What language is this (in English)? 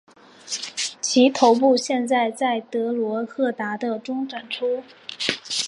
Chinese